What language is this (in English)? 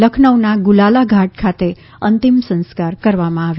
Gujarati